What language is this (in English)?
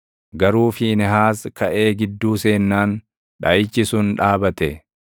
Oromo